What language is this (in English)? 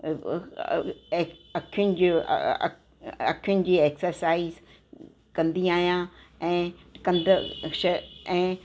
Sindhi